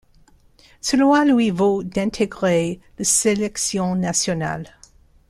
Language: French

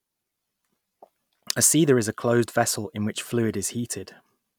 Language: English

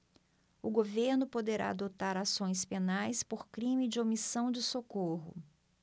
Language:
Portuguese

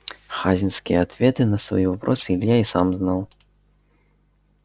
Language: Russian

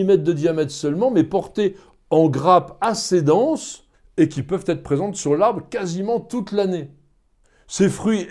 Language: French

